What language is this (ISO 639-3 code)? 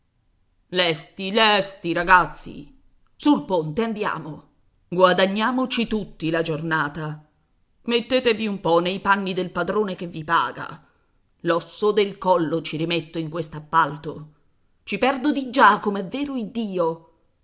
ita